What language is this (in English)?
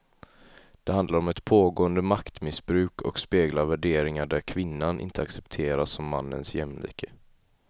Swedish